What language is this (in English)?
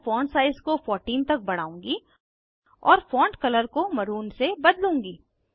Hindi